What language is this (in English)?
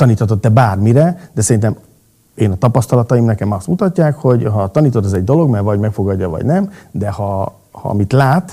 Hungarian